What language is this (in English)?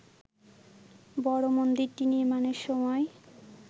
Bangla